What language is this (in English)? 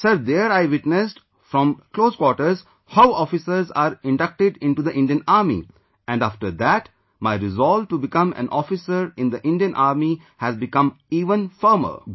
English